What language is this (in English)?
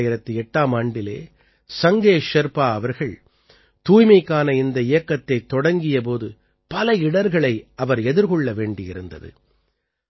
Tamil